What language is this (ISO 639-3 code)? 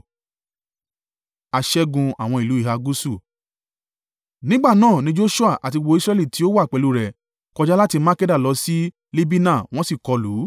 yor